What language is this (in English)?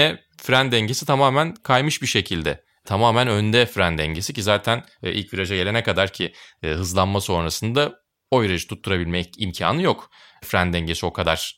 Turkish